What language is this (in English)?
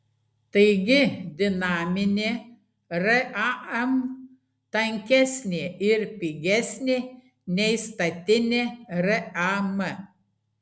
Lithuanian